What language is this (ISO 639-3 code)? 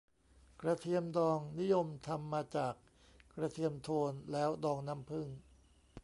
tha